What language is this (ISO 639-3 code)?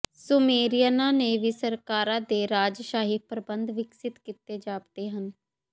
pan